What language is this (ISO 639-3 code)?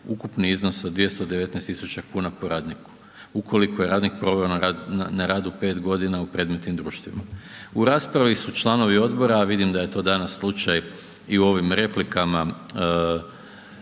hrv